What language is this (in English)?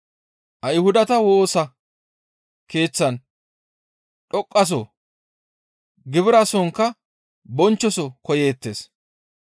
Gamo